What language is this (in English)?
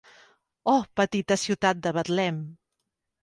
Catalan